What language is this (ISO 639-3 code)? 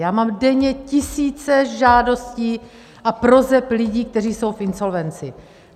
ces